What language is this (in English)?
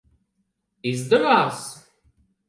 Latvian